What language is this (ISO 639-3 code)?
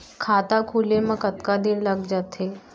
hne